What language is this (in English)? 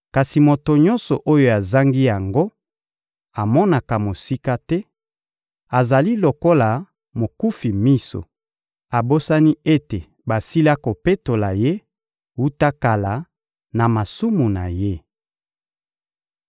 Lingala